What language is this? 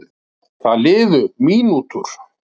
Icelandic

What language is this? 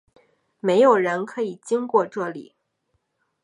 Chinese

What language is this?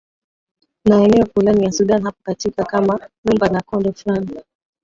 Swahili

